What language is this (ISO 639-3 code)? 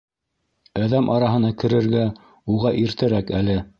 bak